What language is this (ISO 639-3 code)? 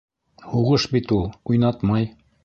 bak